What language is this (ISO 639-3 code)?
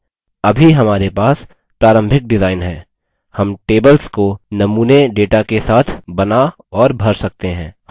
hin